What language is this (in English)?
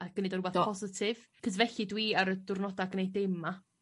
Welsh